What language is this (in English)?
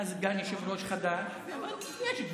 Hebrew